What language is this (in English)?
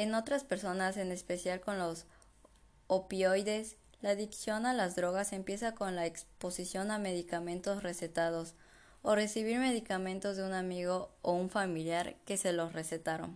Spanish